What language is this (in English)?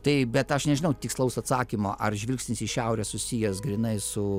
Lithuanian